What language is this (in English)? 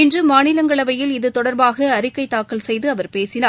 Tamil